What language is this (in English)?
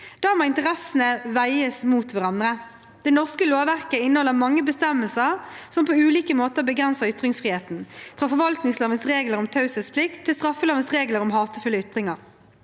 Norwegian